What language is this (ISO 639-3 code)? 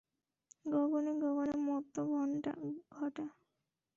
ben